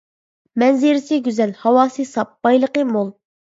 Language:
Uyghur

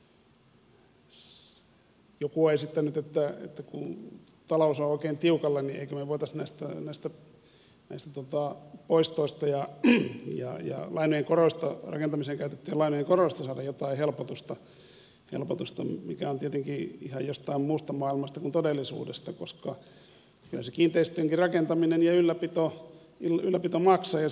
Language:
Finnish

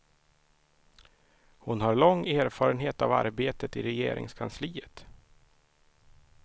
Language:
Swedish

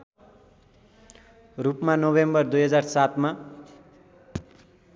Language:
Nepali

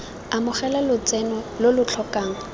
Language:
Tswana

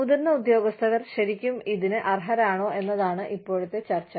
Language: Malayalam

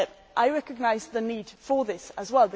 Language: English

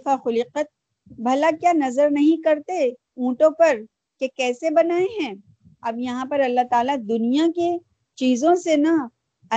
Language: Urdu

